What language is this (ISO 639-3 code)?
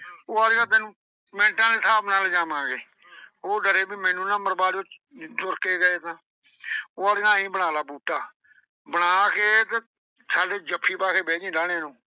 pan